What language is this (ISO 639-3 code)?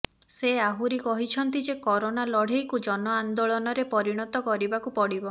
ori